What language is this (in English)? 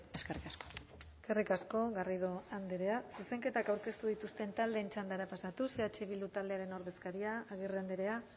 Basque